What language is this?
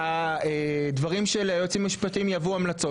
Hebrew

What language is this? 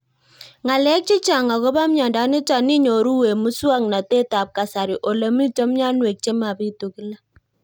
Kalenjin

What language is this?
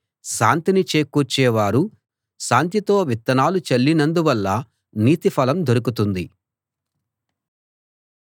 Telugu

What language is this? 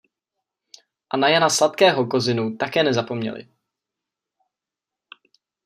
Czech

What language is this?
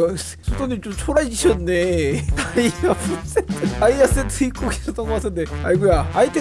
Korean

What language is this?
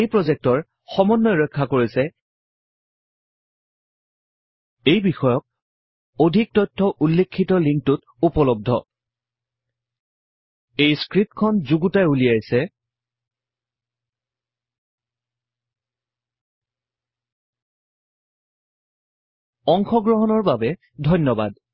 Assamese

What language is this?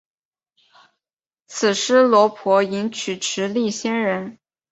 Chinese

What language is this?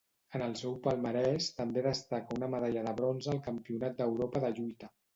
Catalan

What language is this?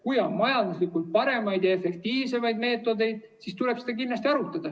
Estonian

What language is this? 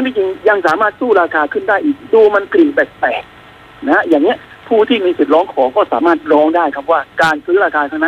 Thai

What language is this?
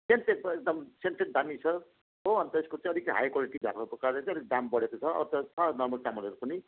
Nepali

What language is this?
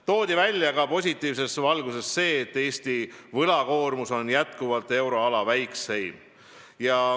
Estonian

